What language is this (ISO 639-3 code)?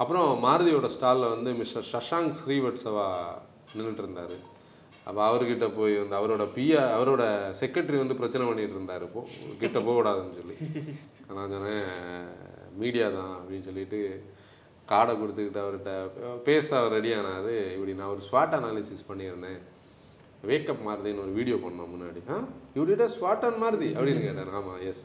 tam